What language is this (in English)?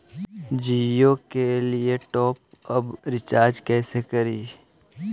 Magahi